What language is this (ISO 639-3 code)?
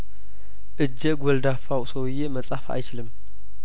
amh